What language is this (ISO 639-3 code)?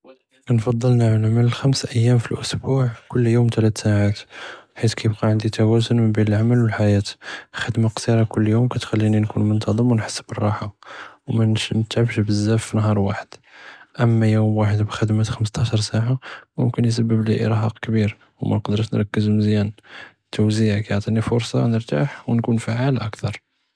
jrb